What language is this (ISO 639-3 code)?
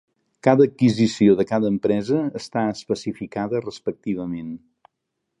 cat